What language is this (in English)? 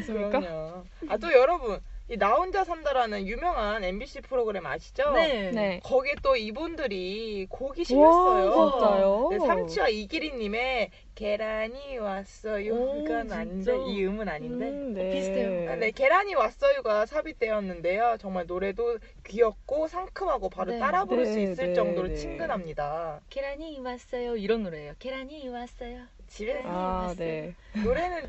Korean